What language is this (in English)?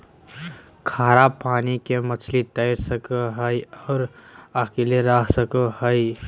Magahi